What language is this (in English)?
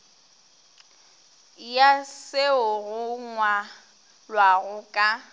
Northern Sotho